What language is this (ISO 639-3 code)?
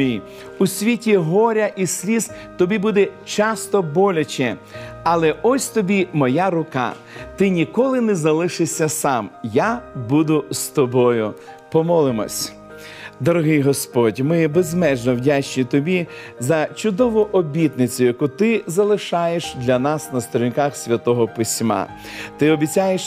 ukr